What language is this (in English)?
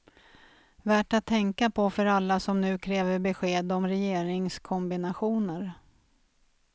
Swedish